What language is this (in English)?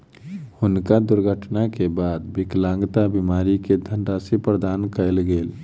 Maithili